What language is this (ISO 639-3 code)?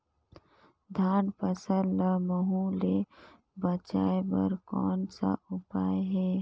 hne